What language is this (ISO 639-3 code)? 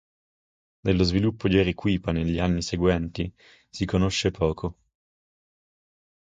ita